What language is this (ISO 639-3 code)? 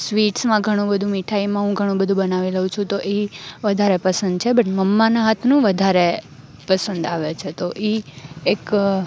guj